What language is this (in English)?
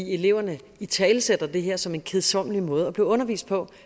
Danish